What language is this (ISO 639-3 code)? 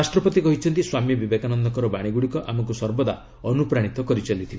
ori